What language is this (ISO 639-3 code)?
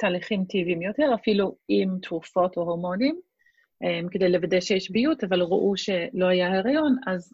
heb